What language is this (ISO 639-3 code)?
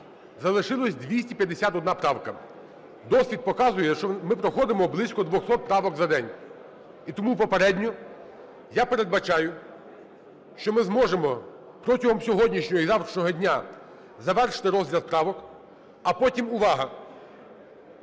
ukr